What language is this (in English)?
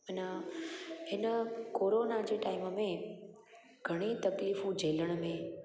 Sindhi